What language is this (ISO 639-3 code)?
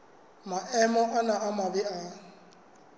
sot